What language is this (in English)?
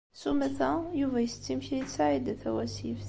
Kabyle